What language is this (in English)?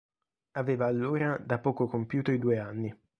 Italian